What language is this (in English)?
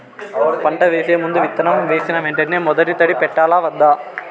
Telugu